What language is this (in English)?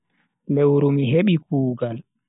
Bagirmi Fulfulde